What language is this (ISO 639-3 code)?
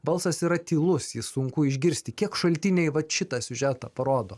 lit